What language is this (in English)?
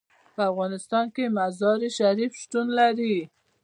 Pashto